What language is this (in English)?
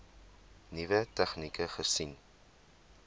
Afrikaans